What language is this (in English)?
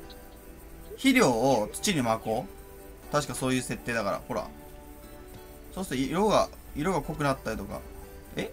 Japanese